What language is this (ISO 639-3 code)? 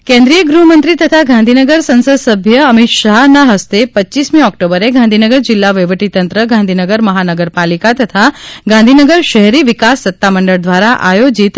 guj